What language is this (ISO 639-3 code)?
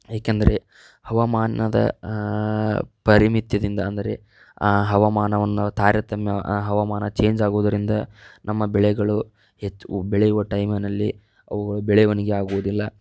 kan